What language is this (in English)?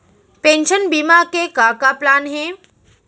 Chhattisgarhi